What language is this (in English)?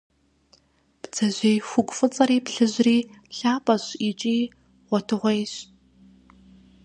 Kabardian